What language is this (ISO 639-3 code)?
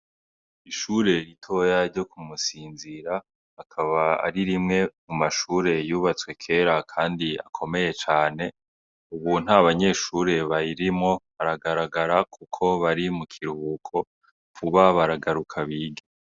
run